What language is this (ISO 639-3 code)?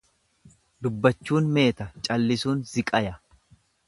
orm